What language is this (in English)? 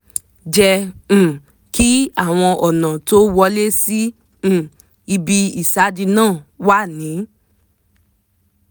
Yoruba